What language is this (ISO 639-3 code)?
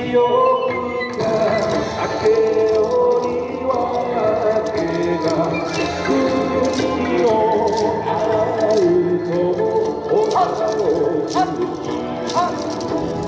jpn